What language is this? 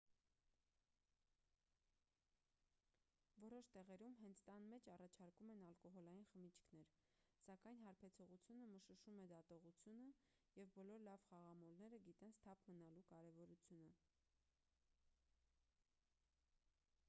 Armenian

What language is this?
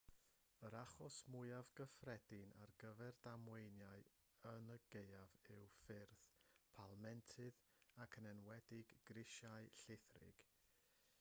Welsh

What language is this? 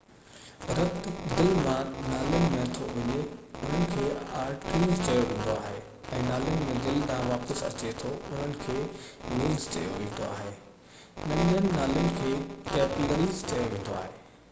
Sindhi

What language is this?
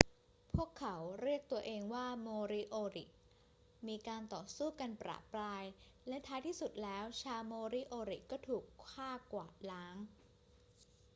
Thai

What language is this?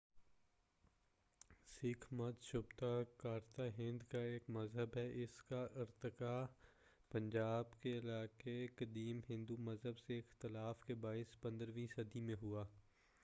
Urdu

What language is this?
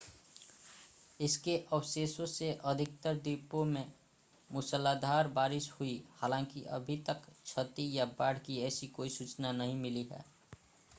Hindi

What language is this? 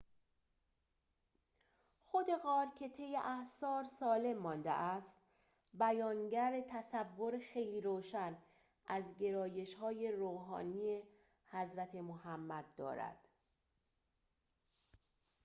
Persian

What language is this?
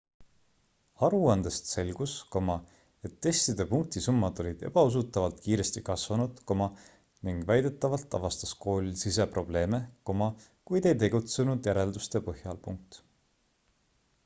Estonian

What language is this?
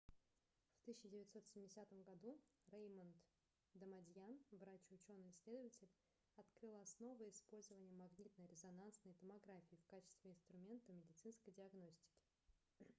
Russian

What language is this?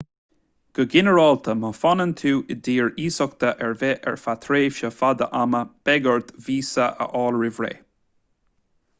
Irish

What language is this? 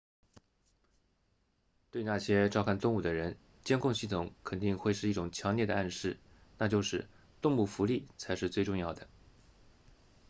Chinese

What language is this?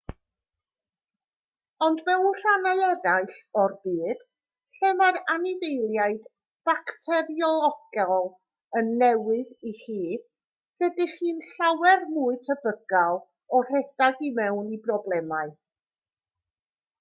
Welsh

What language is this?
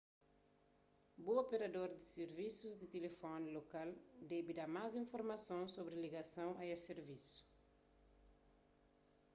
Kabuverdianu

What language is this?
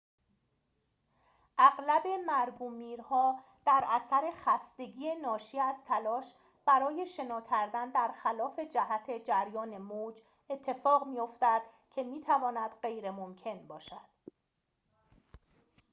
Persian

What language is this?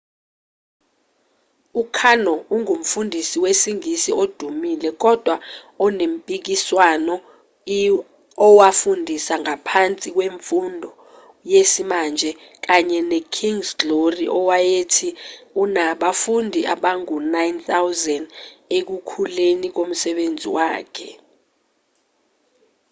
Zulu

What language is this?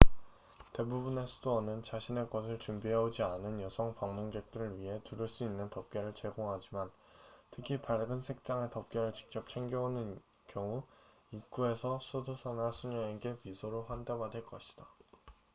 Korean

